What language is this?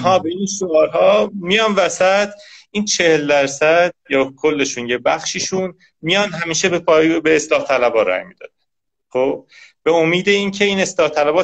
Persian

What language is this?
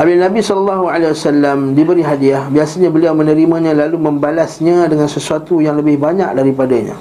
Malay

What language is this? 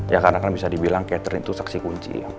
Indonesian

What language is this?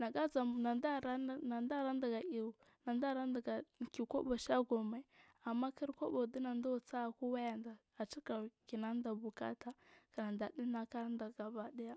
Marghi South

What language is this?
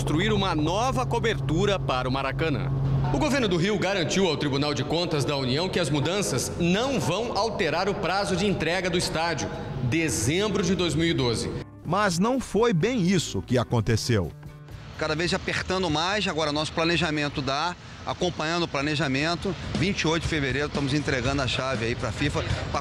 Portuguese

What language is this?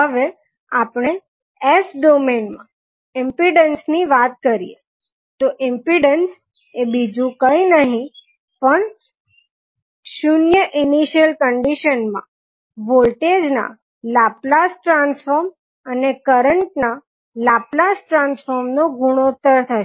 Gujarati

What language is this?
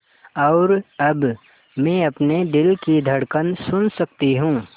Hindi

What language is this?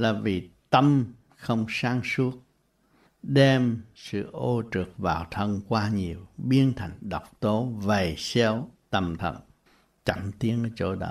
Vietnamese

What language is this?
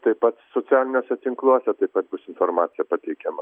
Lithuanian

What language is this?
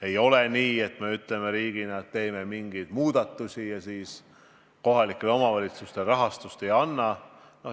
Estonian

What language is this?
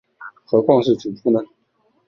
Chinese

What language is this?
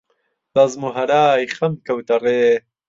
Central Kurdish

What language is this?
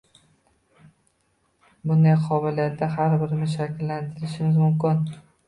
Uzbek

